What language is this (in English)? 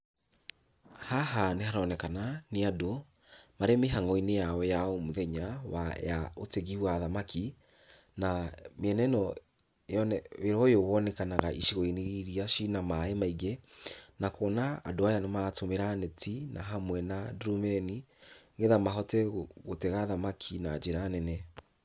Kikuyu